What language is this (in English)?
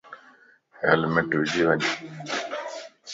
Lasi